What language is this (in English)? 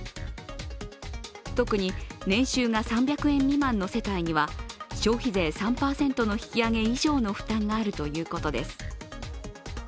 Japanese